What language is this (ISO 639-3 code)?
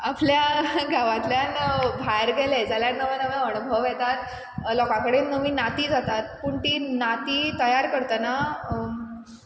kok